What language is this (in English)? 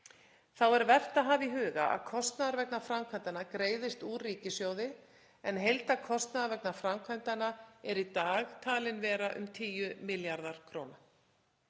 Icelandic